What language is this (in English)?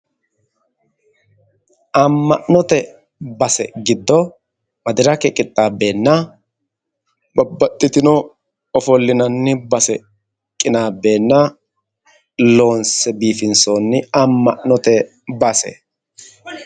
Sidamo